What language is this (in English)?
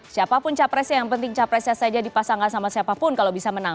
Indonesian